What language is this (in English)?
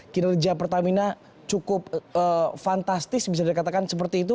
Indonesian